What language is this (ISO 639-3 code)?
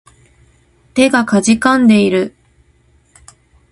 jpn